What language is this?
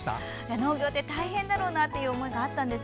Japanese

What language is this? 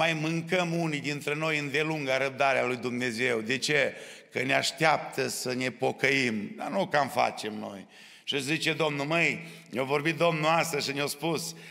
Romanian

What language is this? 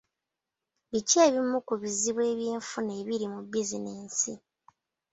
Ganda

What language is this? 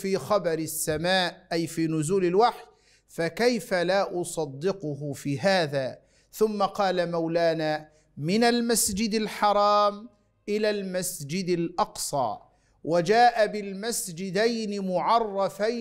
Arabic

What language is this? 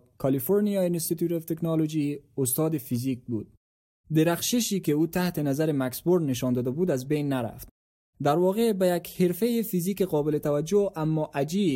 Persian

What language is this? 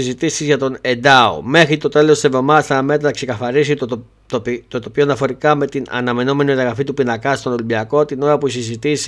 Greek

